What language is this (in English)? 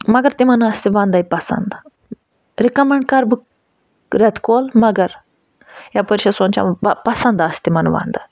Kashmiri